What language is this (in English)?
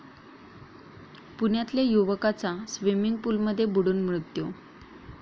Marathi